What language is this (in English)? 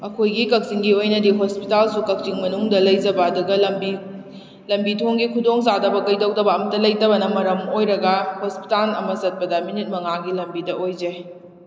Manipuri